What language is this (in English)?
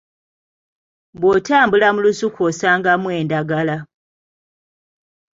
Ganda